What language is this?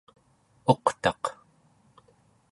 Central Yupik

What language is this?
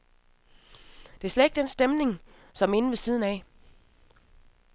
Danish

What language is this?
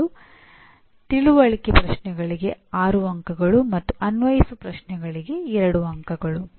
Kannada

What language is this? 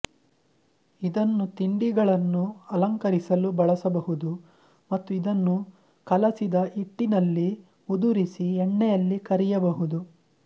Kannada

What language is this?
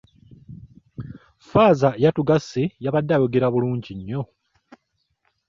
Ganda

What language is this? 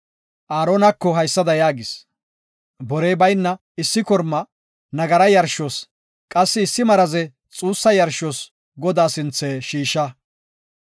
Gofa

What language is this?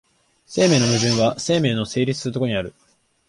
Japanese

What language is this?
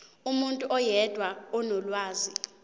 Zulu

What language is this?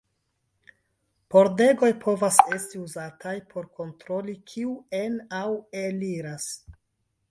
Esperanto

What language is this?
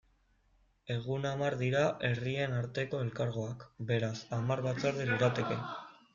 Basque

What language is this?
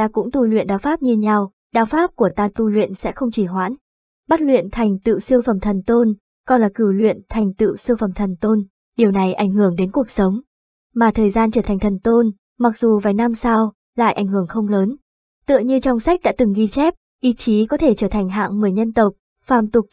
Vietnamese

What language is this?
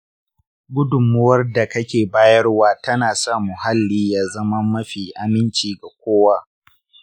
Hausa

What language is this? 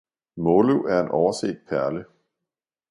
Danish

